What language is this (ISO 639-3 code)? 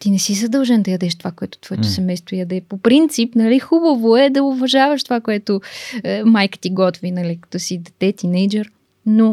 bul